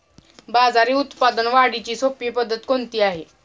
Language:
Marathi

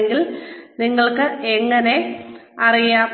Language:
Malayalam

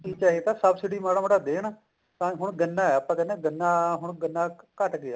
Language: Punjabi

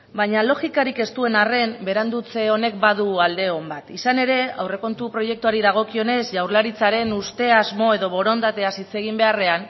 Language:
Basque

